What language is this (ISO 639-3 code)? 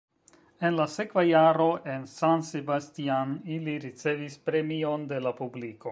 epo